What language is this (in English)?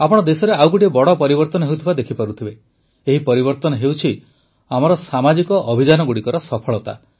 Odia